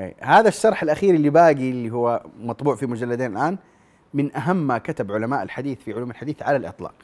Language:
Arabic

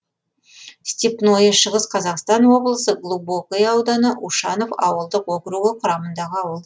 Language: Kazakh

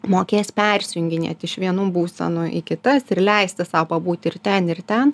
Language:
Lithuanian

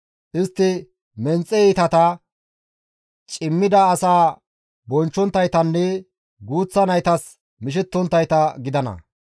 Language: Gamo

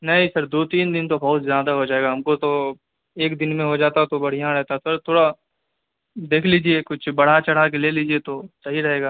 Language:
Urdu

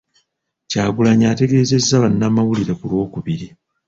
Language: Ganda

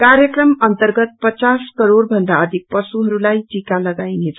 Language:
Nepali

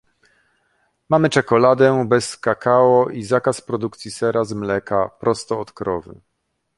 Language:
Polish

